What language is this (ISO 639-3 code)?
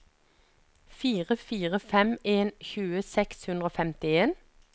nor